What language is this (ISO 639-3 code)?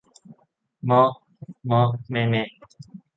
tha